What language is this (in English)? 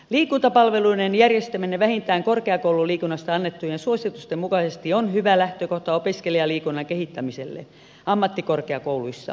Finnish